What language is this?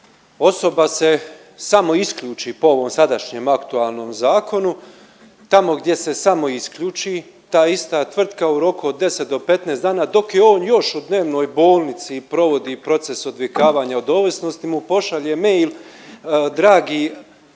Croatian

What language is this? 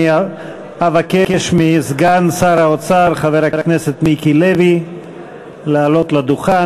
Hebrew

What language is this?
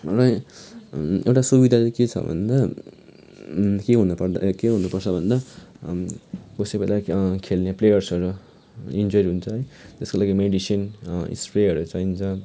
Nepali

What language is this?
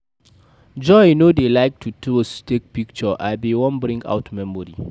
Nigerian Pidgin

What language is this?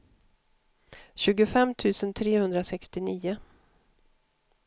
Swedish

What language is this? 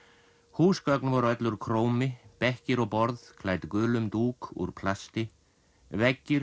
Icelandic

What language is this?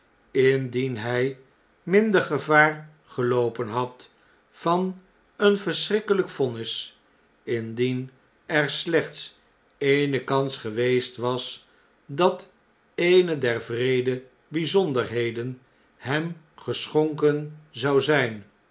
Dutch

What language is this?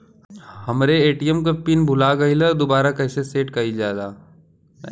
Bhojpuri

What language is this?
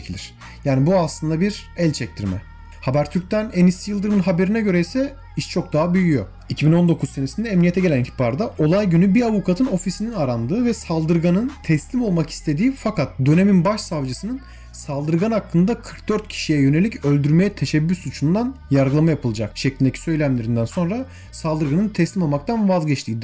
Turkish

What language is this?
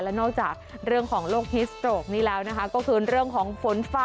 Thai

